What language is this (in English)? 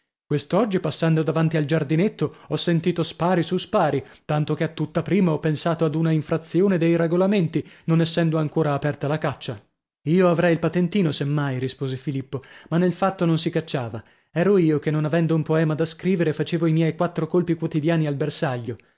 Italian